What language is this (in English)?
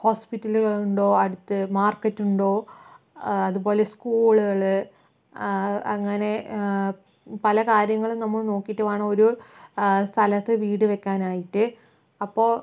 Malayalam